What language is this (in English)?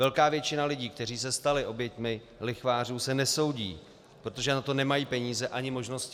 Czech